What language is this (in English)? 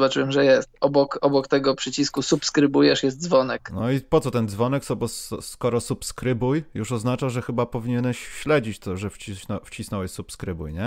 Polish